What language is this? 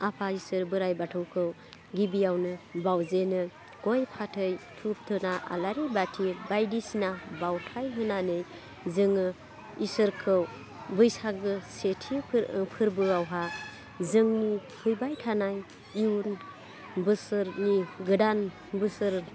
Bodo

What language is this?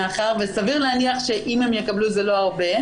Hebrew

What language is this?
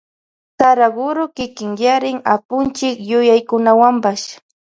Loja Highland Quichua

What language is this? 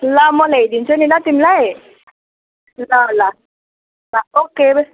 Nepali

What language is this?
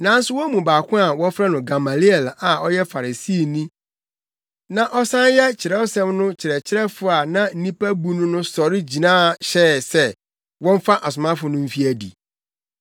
Akan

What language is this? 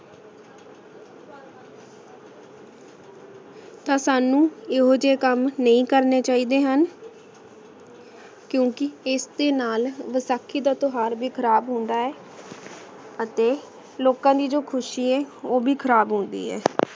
Punjabi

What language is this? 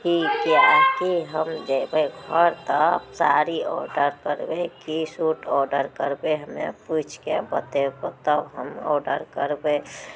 Maithili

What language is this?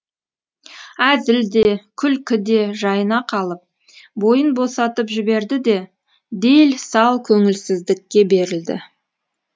Kazakh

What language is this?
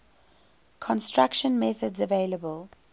English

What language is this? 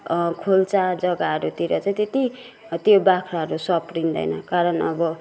Nepali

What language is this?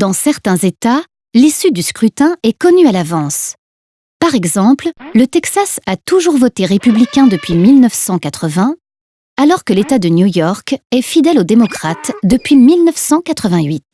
French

